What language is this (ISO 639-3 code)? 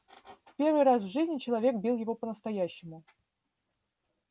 rus